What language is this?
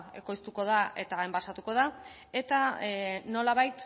Basque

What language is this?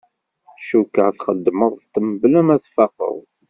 Kabyle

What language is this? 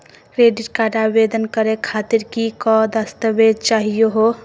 Magahi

